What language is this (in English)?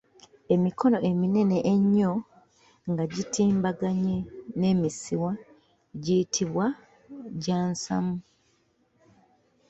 Ganda